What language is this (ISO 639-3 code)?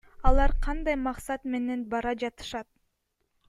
kir